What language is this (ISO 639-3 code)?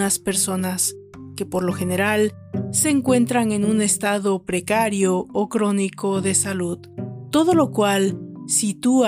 spa